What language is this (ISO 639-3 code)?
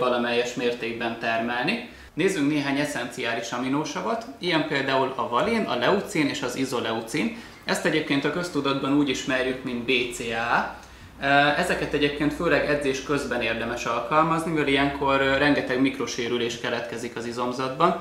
hun